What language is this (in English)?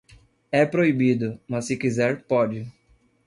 Portuguese